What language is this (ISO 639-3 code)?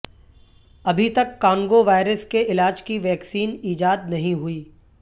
urd